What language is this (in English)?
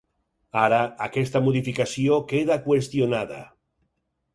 Catalan